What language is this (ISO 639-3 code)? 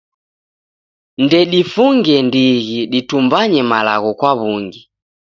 dav